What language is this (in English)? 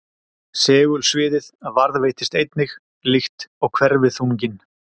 Icelandic